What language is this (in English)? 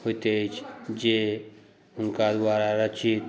Maithili